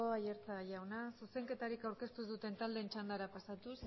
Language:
Basque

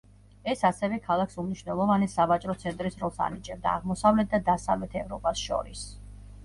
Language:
Georgian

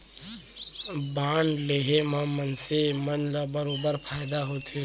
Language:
Chhattisgarhi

